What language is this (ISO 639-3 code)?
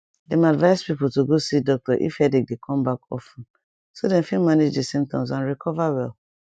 pcm